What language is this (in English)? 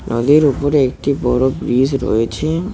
Bangla